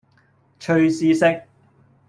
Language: Cantonese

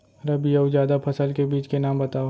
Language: Chhattisgarhi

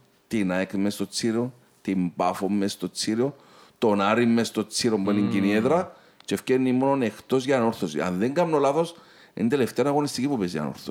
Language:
Greek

